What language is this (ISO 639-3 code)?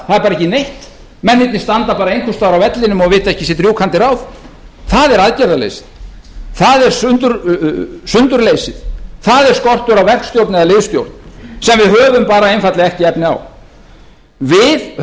isl